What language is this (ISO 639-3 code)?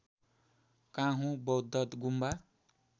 nep